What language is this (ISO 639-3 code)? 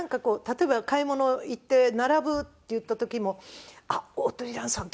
jpn